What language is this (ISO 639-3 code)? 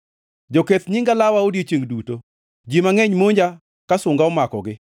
luo